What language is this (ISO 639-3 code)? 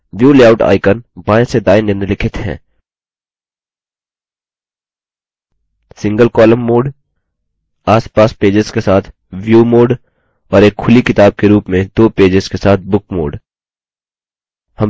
hin